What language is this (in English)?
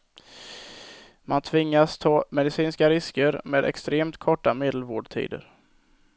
Swedish